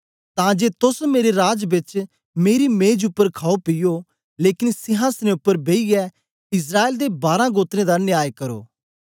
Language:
Dogri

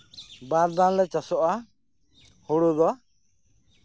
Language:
Santali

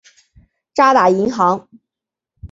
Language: Chinese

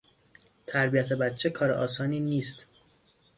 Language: Persian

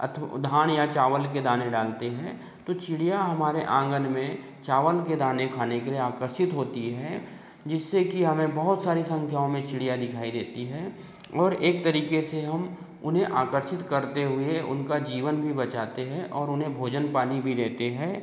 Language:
Hindi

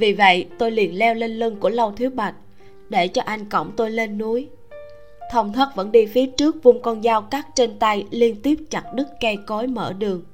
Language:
Vietnamese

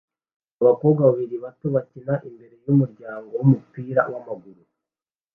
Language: Kinyarwanda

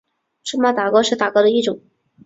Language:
Chinese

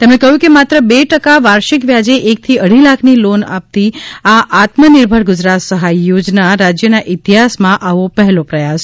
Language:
Gujarati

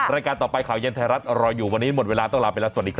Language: Thai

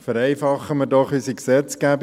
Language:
Swiss German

